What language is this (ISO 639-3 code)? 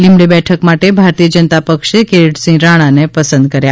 guj